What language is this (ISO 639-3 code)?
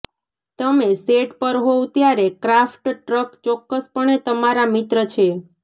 guj